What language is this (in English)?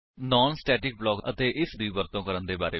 Punjabi